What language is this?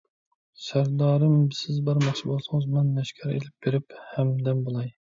Uyghur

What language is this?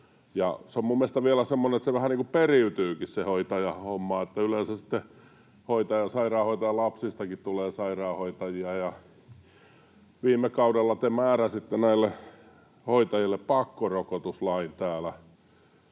Finnish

